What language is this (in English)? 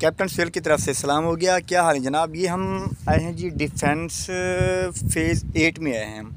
Hindi